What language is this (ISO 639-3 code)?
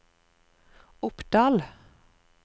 nor